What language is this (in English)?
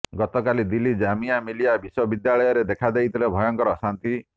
Odia